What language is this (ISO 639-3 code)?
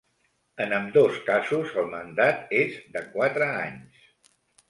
cat